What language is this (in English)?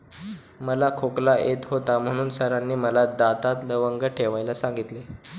Marathi